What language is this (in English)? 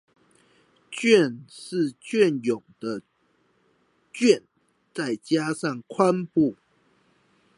Chinese